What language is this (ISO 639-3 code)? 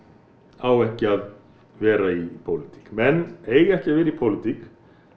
isl